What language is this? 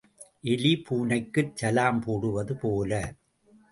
Tamil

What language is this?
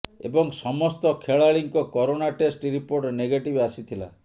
Odia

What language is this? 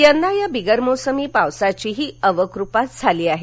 Marathi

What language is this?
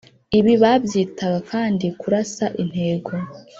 Kinyarwanda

